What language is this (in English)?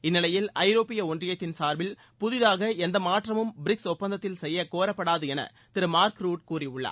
Tamil